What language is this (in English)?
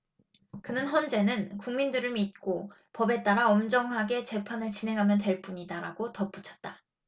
Korean